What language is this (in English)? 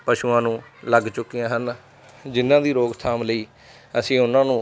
Punjabi